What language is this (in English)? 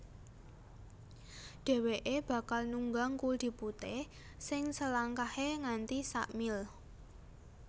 Javanese